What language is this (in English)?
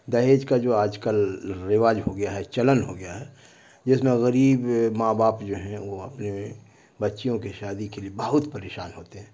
Urdu